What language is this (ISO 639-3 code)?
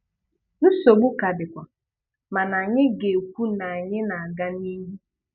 ibo